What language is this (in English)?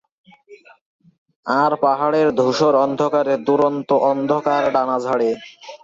Bangla